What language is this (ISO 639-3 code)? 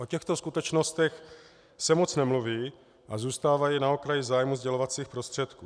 ces